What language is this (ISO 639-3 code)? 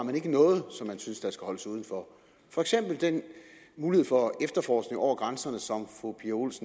dan